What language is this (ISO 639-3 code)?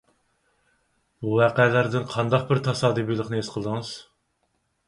uig